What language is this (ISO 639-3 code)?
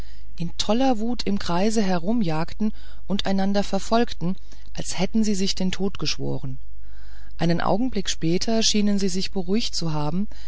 deu